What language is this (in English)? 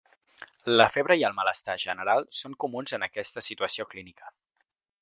Catalan